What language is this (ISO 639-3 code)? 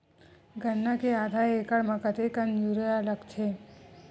hne